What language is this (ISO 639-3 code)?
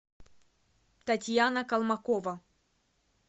rus